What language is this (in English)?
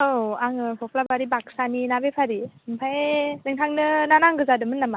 Bodo